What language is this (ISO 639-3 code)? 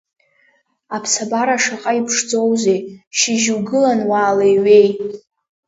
abk